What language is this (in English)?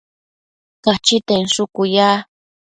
Matsés